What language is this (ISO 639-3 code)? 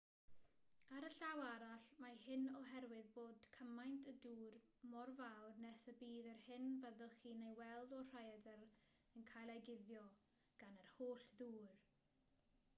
cym